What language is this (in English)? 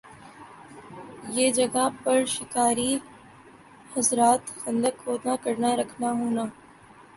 Urdu